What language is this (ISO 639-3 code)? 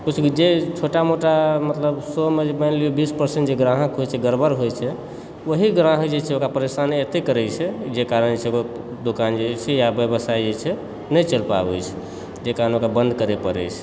mai